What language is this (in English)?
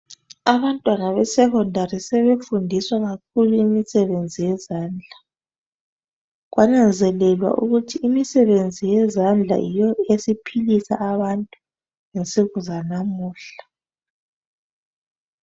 North Ndebele